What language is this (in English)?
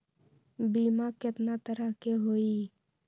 Magahi